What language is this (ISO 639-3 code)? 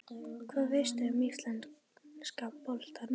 isl